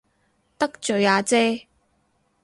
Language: Cantonese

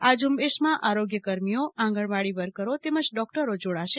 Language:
Gujarati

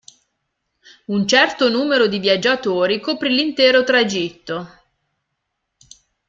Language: Italian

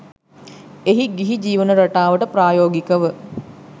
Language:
Sinhala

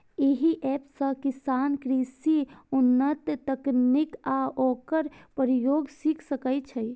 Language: Maithili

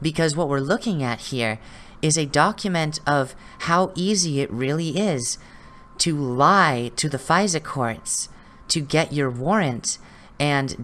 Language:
English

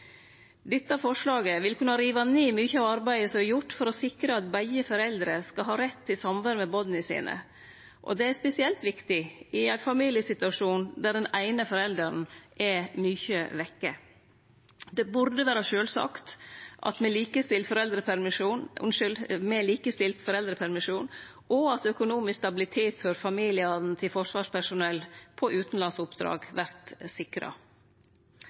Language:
Norwegian Nynorsk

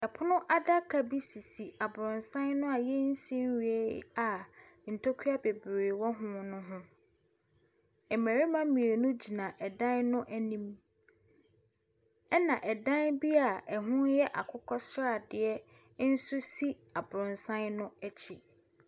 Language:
Akan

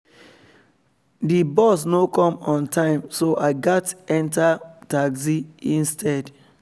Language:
Nigerian Pidgin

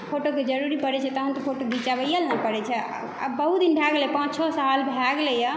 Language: Maithili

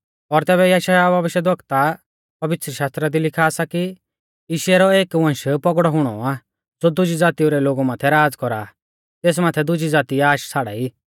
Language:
Mahasu Pahari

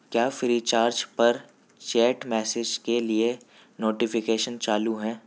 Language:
Urdu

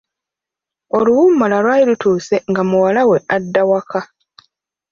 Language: Ganda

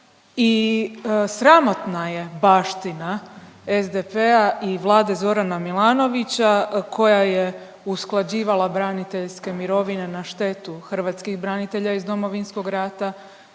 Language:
Croatian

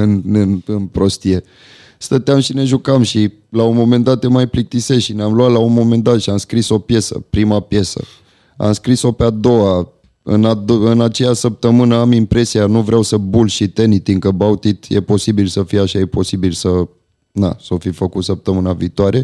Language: Romanian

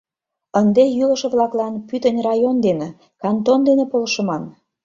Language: Mari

